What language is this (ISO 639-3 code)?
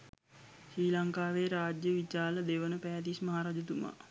sin